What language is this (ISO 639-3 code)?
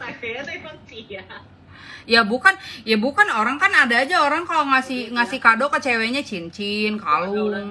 ind